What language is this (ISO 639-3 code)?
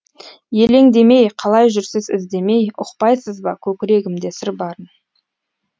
kaz